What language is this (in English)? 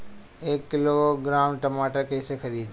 Bhojpuri